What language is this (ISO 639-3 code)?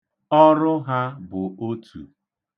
ibo